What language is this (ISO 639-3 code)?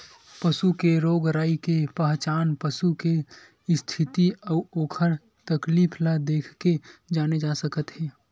hne